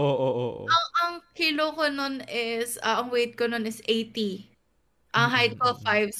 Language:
Filipino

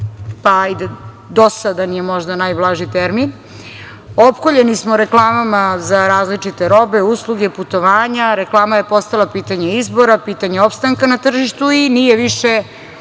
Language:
Serbian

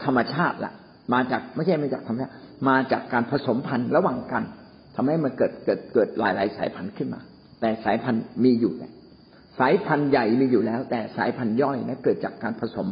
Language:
Thai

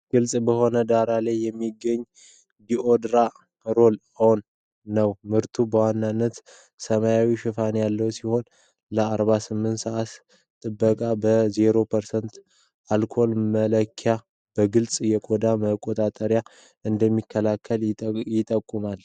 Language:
Amharic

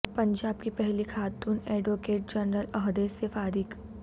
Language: Urdu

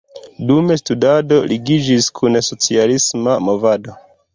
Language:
Esperanto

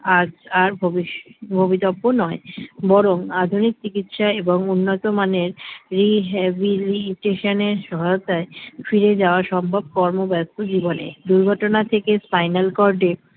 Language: Bangla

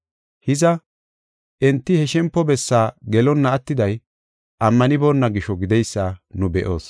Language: Gofa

